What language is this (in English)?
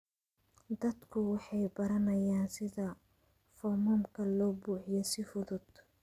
Somali